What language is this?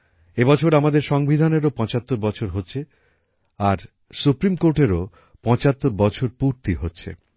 Bangla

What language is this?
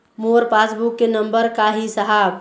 Chhattisgarhi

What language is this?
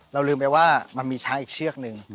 Thai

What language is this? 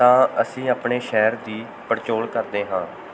Punjabi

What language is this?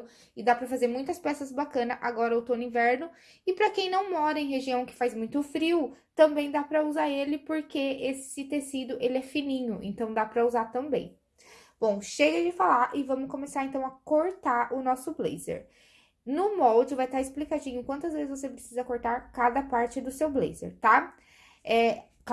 Portuguese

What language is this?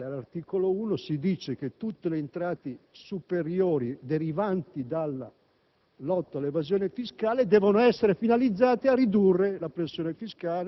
Italian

